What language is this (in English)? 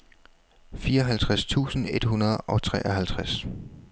Danish